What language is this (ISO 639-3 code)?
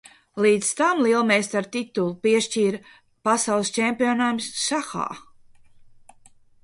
lav